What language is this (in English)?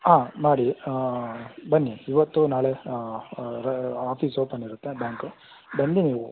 Kannada